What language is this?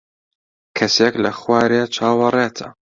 Central Kurdish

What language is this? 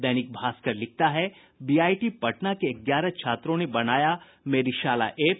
Hindi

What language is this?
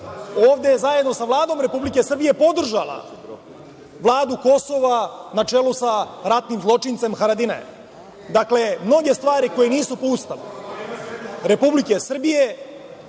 Serbian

